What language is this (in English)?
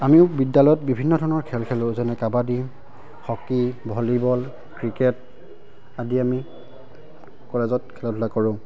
Assamese